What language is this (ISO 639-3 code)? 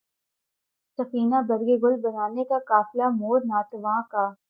urd